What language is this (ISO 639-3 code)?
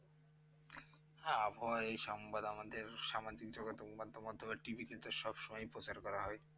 ben